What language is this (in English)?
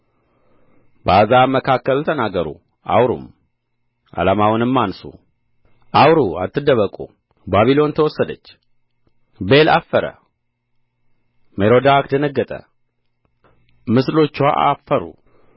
Amharic